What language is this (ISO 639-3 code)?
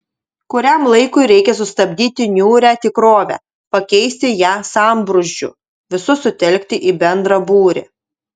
lit